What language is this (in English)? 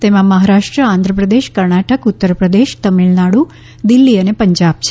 Gujarati